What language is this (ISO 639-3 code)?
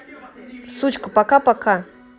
rus